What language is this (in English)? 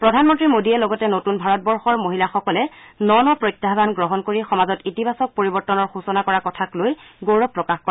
Assamese